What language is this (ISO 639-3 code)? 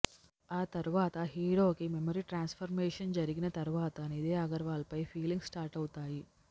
tel